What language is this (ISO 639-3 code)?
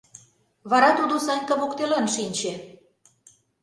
chm